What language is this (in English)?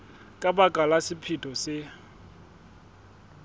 Southern Sotho